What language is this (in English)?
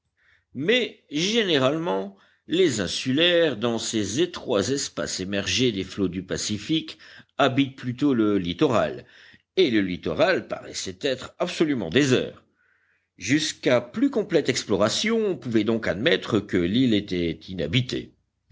French